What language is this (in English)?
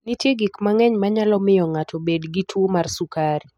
Luo (Kenya and Tanzania)